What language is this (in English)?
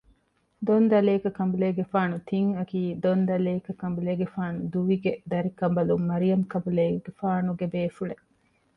Divehi